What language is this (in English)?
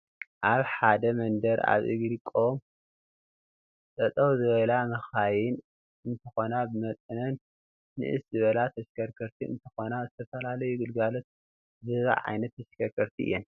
Tigrinya